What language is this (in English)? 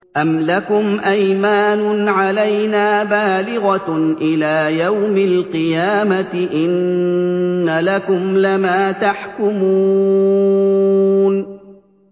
Arabic